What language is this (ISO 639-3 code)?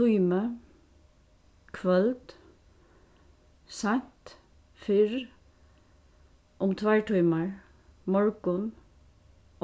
fao